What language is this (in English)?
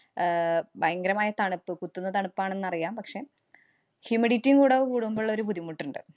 Malayalam